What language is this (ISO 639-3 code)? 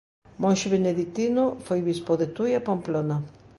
glg